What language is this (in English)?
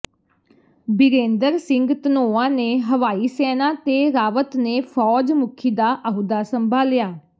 Punjabi